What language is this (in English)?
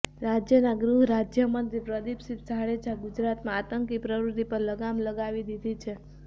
Gujarati